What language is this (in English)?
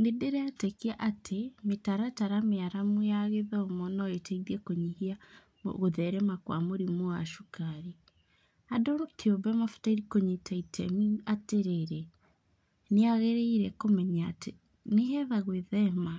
Kikuyu